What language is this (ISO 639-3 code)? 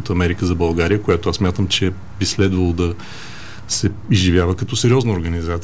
bul